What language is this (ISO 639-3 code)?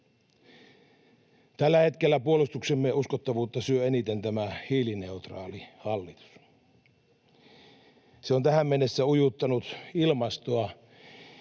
fin